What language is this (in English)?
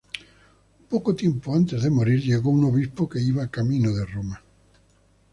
Spanish